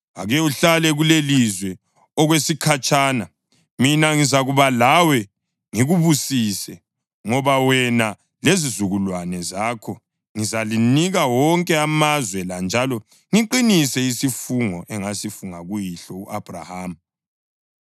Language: North Ndebele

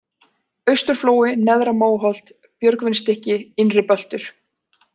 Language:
Icelandic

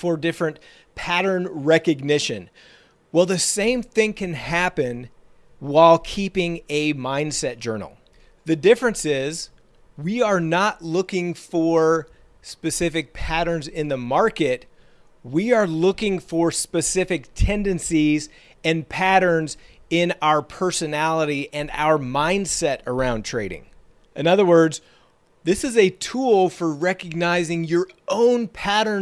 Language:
English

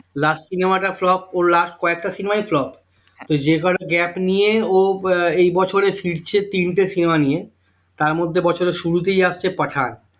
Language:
Bangla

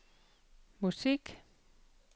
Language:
Danish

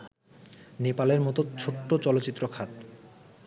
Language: Bangla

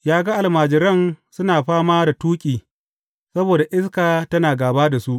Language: Hausa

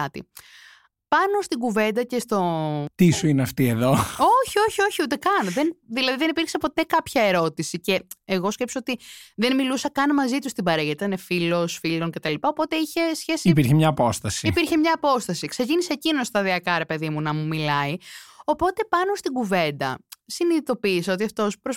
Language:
Greek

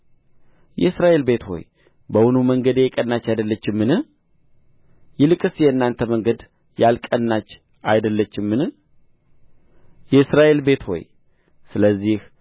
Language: Amharic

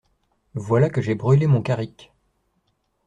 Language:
French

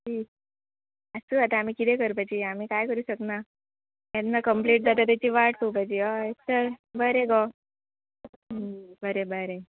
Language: Konkani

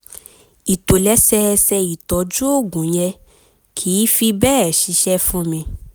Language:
Yoruba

